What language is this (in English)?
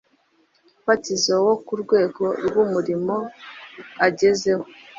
Kinyarwanda